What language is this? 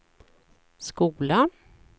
Swedish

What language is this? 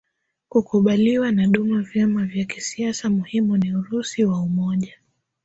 Swahili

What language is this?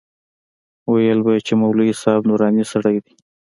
Pashto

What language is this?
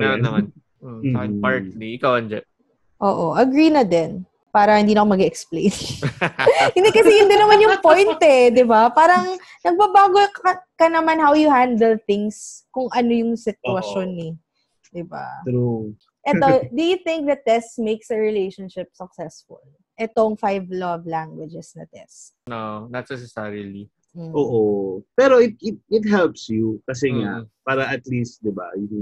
Filipino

